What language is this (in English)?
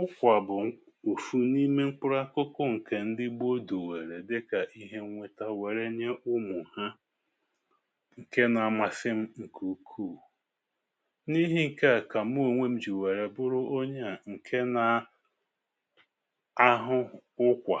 Igbo